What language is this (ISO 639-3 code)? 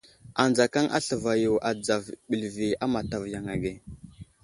udl